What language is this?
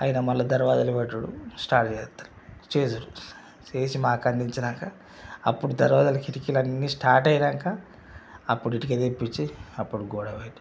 Telugu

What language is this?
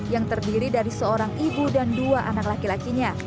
Indonesian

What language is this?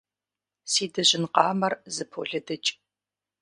Kabardian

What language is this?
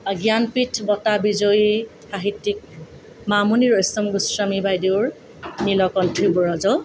Assamese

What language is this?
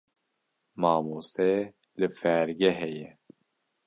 Kurdish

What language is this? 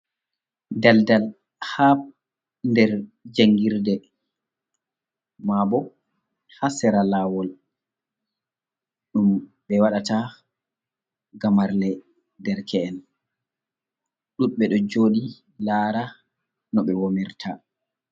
Fula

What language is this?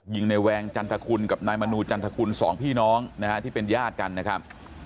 Thai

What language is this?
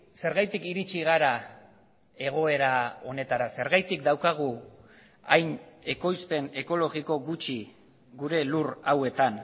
Basque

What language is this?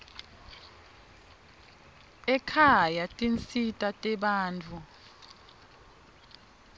Swati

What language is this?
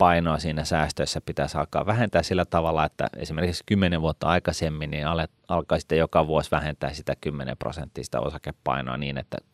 Finnish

